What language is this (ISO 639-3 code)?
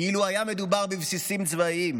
heb